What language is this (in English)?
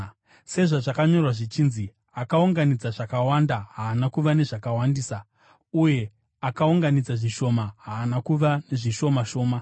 Shona